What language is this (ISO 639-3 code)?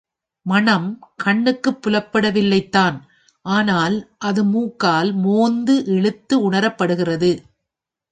tam